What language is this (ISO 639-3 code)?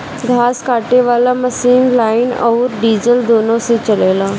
bho